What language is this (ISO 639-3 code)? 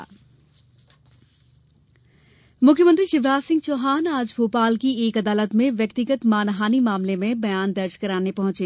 hin